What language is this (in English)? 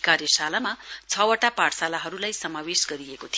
Nepali